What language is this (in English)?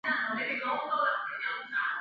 Chinese